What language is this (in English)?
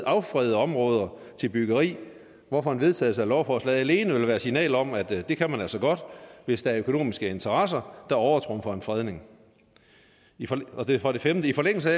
Danish